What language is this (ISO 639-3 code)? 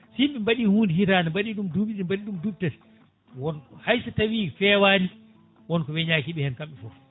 ful